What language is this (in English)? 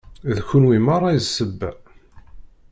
Kabyle